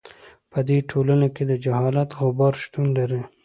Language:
Pashto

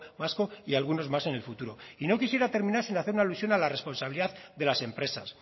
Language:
Spanish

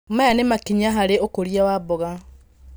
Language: Kikuyu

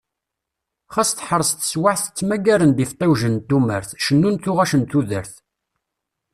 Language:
Kabyle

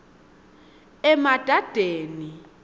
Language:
Swati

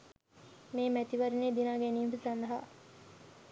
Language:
Sinhala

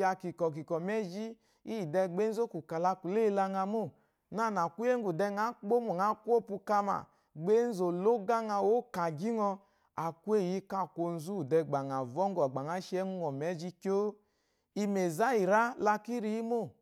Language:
Eloyi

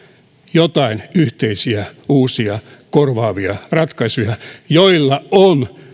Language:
Finnish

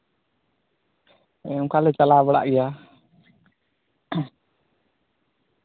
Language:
Santali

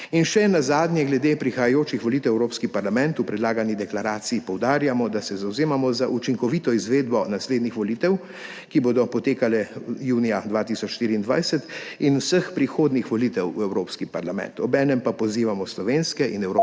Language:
Slovenian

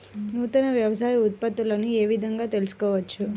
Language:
Telugu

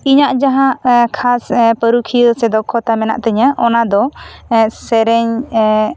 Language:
Santali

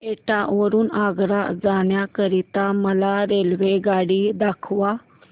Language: Marathi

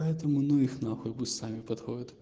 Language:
Russian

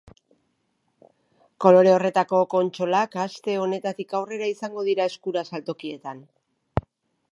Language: Basque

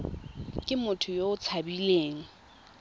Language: Tswana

